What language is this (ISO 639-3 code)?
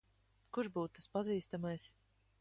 lav